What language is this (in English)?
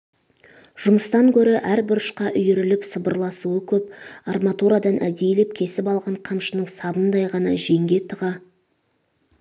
Kazakh